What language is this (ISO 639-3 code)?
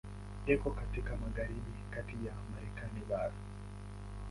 swa